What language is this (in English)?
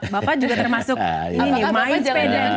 Indonesian